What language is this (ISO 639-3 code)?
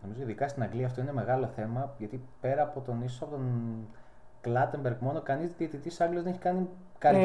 ell